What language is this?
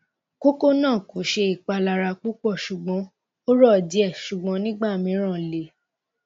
Yoruba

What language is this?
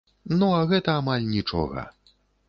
Belarusian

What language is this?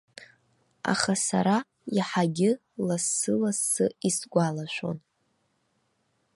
Abkhazian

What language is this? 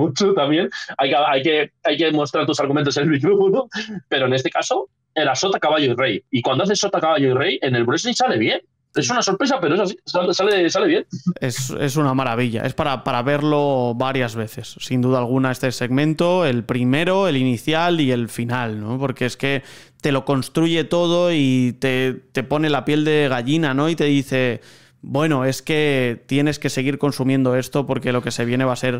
Spanish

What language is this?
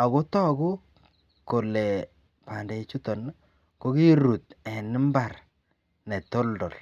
Kalenjin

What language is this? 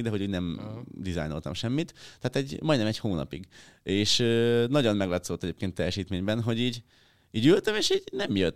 Hungarian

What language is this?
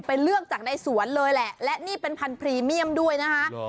Thai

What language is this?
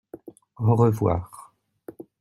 French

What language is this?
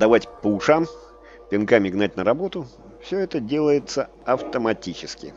Russian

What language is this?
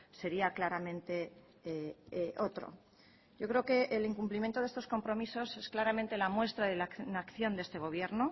Spanish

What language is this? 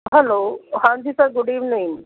Punjabi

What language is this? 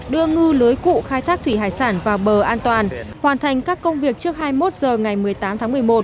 Vietnamese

